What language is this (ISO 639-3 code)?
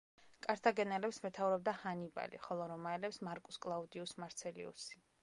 kat